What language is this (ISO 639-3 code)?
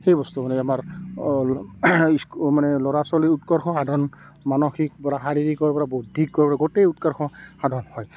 asm